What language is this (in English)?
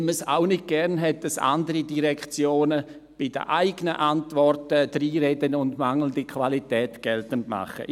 Swiss German